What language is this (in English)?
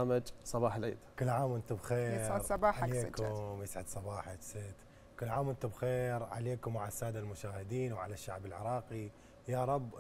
Arabic